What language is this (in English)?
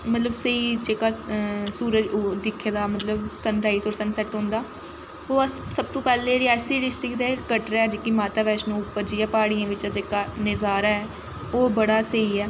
Dogri